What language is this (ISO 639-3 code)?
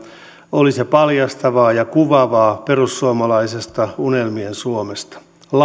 fin